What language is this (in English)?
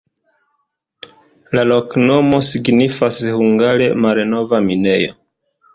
Esperanto